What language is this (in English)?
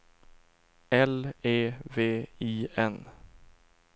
Swedish